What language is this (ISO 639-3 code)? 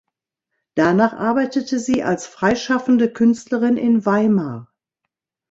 deu